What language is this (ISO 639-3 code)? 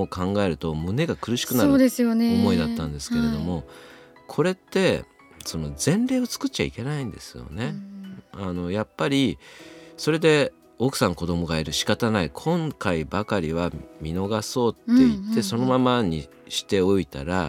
jpn